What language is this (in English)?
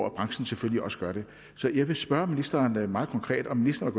Danish